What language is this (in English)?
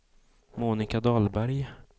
Swedish